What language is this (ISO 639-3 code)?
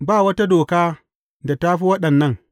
hau